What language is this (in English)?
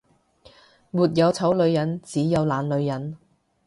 Cantonese